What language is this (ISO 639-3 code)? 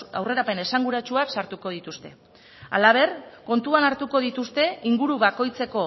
eus